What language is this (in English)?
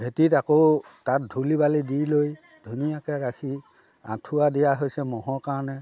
Assamese